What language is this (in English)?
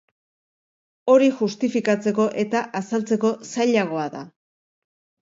Basque